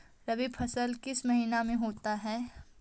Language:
Magahi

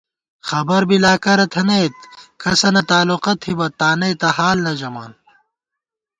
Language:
Gawar-Bati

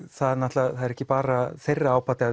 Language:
Icelandic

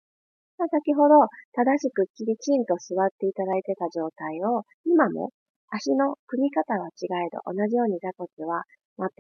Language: Japanese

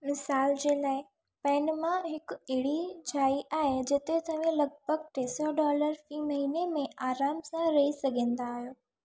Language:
Sindhi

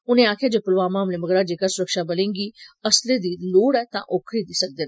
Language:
Dogri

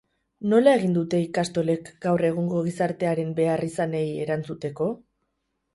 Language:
Basque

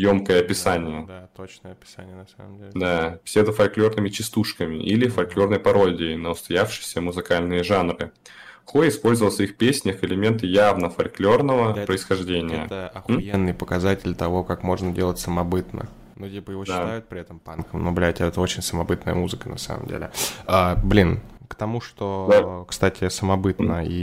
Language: Russian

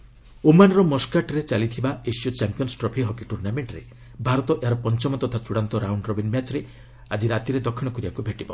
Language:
Odia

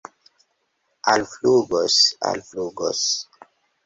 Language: Esperanto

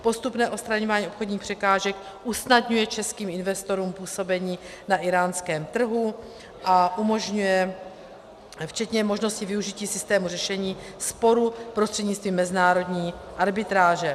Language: Czech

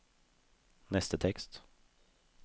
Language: Norwegian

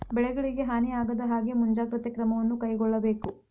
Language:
Kannada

